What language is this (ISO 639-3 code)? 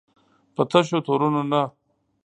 pus